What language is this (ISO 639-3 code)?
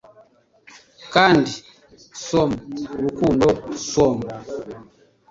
kin